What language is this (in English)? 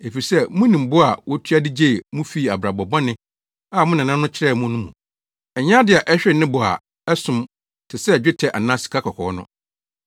Akan